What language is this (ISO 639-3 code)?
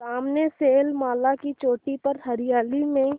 hin